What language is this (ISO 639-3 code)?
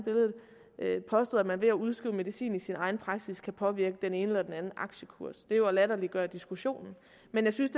dan